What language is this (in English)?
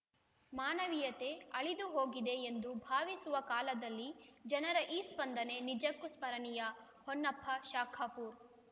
Kannada